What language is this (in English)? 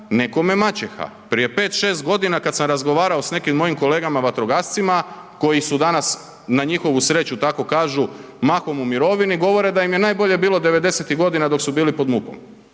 Croatian